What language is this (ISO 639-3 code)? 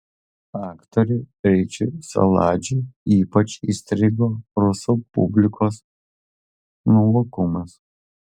lit